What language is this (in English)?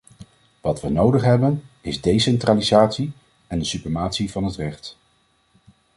Dutch